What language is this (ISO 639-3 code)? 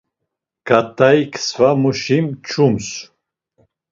lzz